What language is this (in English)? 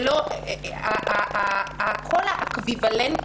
Hebrew